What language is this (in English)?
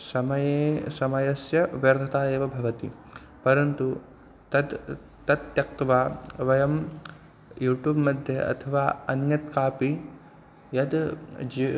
Sanskrit